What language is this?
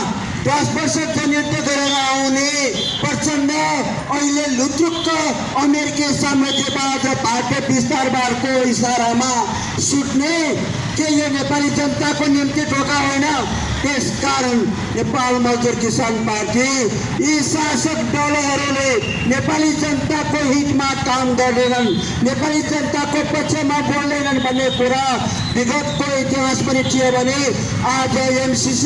Nepali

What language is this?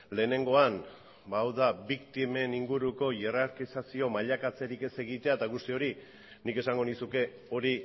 Basque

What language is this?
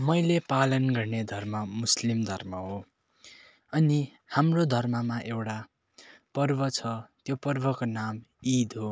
Nepali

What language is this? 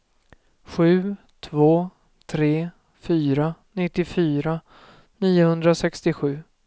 Swedish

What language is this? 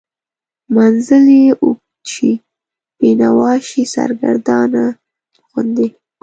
Pashto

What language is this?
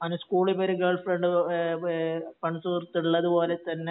Malayalam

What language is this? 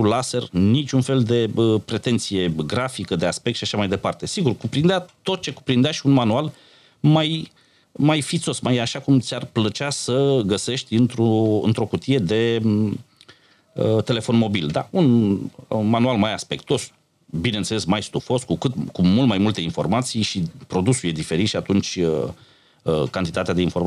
Romanian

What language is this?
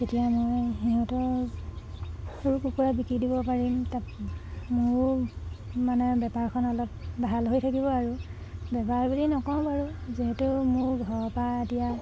Assamese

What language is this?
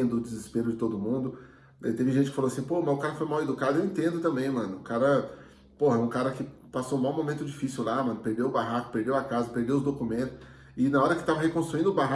Portuguese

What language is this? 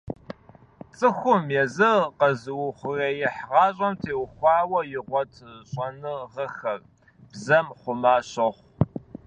Kabardian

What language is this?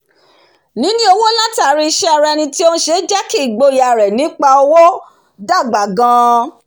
Yoruba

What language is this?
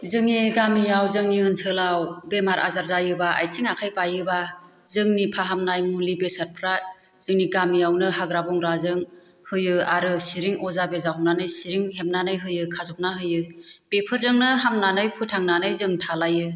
Bodo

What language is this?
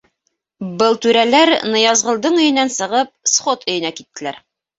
Bashkir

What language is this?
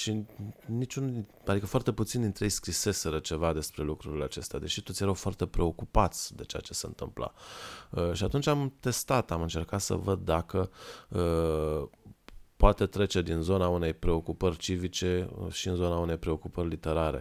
Romanian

